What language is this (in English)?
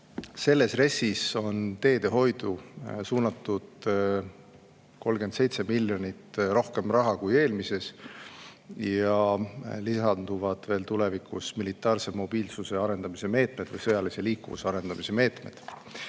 Estonian